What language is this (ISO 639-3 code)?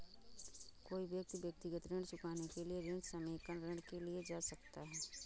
hin